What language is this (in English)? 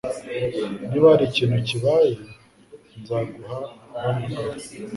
Kinyarwanda